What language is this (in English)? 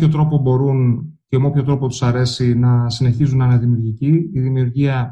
Greek